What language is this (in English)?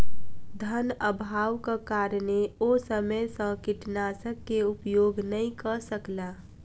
Maithili